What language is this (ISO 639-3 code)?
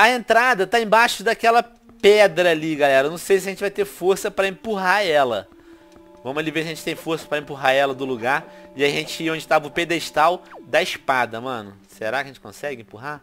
por